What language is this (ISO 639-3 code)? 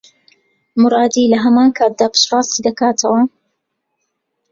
ckb